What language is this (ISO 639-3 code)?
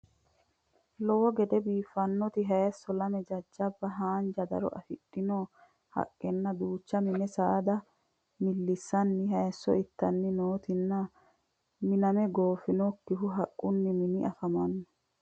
sid